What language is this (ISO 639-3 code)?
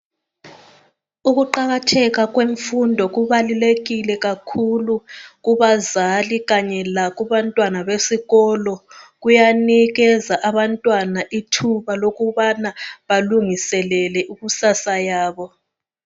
nde